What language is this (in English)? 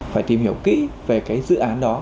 Vietnamese